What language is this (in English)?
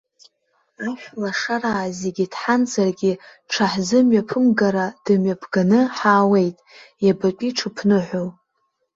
Abkhazian